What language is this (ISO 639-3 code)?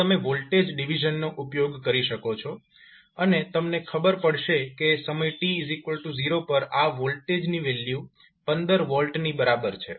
guj